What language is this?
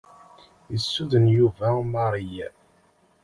Kabyle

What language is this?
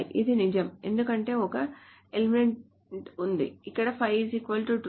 Telugu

